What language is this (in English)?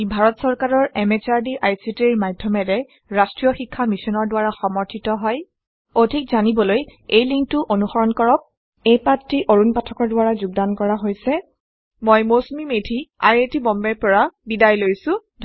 Assamese